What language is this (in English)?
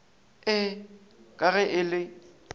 Northern Sotho